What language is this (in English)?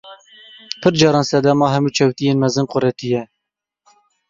Kurdish